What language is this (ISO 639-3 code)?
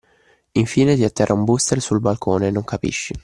ita